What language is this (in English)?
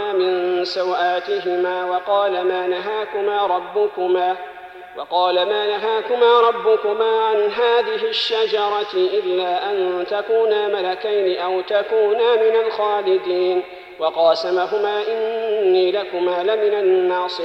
Arabic